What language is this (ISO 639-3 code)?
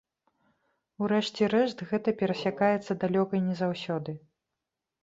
bel